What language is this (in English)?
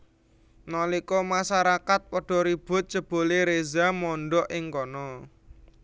Javanese